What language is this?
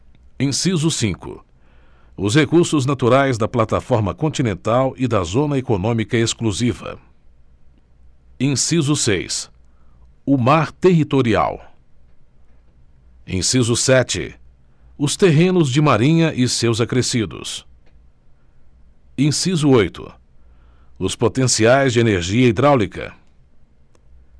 Portuguese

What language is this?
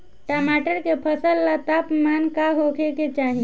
Bhojpuri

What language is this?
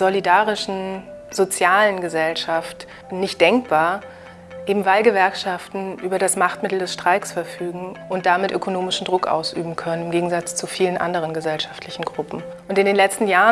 German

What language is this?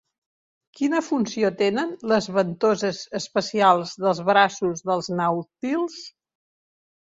Catalan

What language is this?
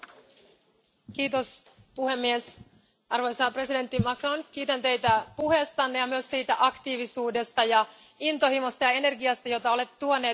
Finnish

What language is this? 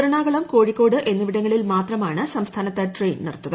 Malayalam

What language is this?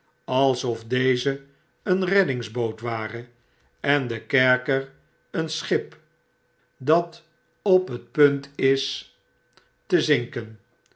Dutch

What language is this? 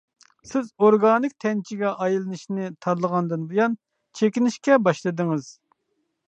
Uyghur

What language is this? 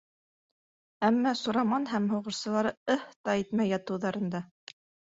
Bashkir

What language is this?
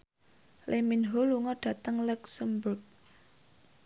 Javanese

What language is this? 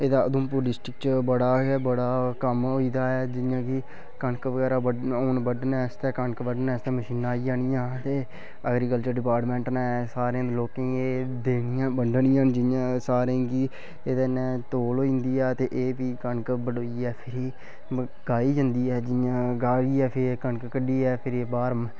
Dogri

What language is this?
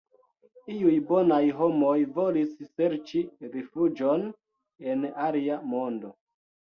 Esperanto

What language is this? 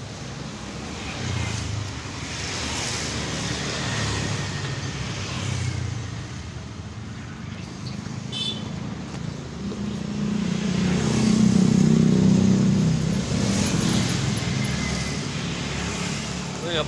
Indonesian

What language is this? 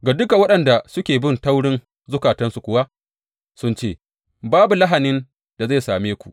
Hausa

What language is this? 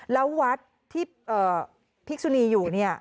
Thai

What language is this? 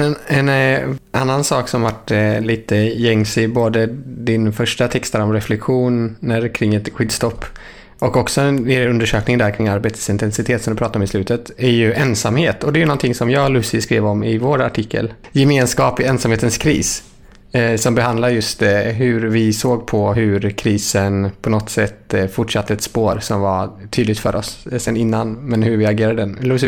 Swedish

